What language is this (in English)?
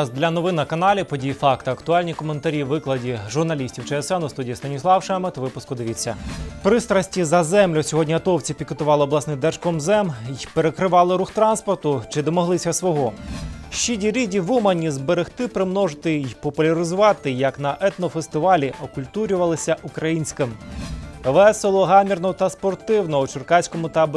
Ukrainian